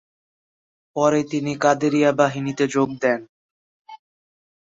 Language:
Bangla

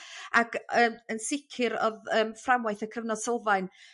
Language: Welsh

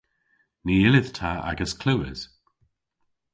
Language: Cornish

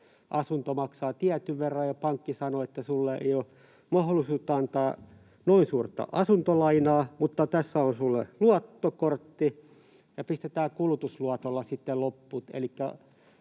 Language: Finnish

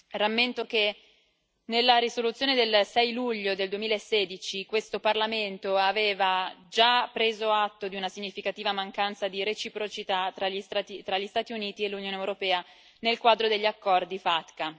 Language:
Italian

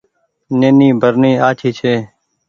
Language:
Goaria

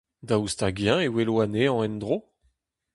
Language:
Breton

